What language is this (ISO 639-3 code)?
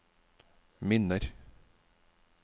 nor